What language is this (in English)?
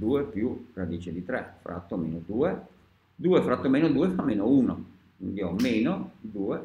Italian